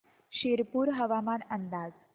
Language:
Marathi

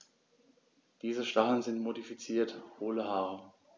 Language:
German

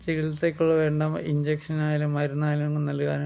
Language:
Malayalam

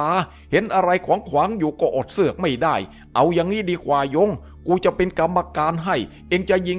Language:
Thai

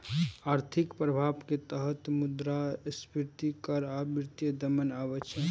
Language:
Maithili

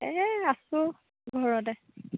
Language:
Assamese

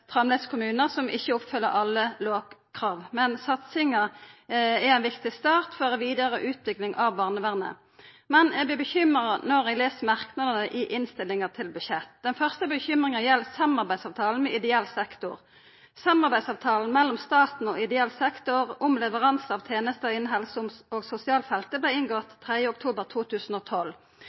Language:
Norwegian Nynorsk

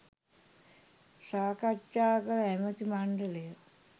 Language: Sinhala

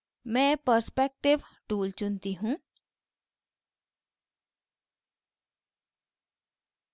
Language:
Hindi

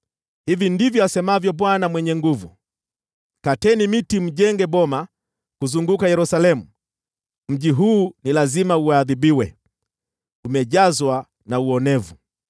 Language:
Swahili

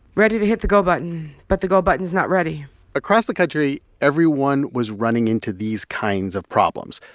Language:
English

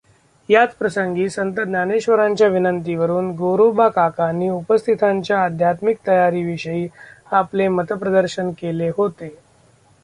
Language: Marathi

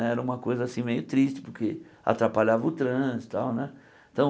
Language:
Portuguese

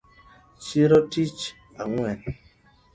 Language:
Luo (Kenya and Tanzania)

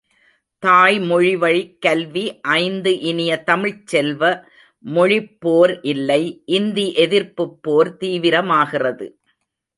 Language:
Tamil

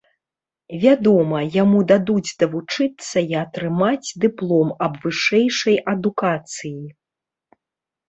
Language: Belarusian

